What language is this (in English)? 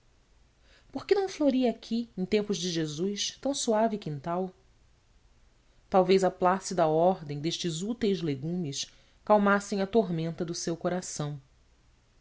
Portuguese